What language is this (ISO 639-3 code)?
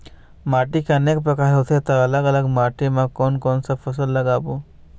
hne